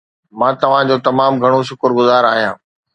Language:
Sindhi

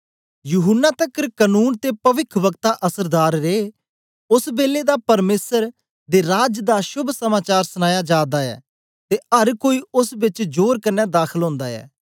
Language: Dogri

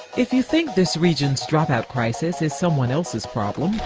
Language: English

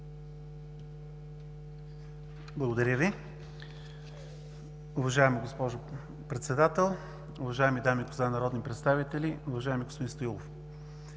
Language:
Bulgarian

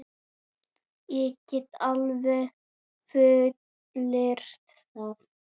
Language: Icelandic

